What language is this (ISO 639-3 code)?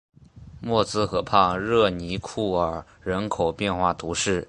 zho